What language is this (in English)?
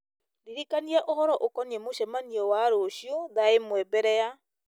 Kikuyu